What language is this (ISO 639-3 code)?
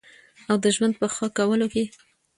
pus